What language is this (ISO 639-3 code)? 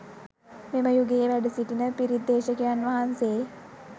sin